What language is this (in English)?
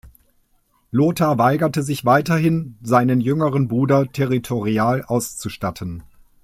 German